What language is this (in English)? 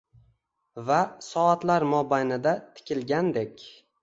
Uzbek